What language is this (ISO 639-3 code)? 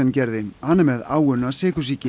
isl